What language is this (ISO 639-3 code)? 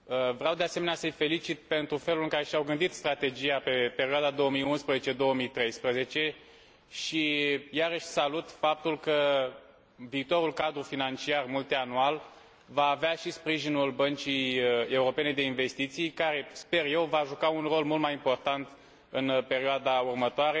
ron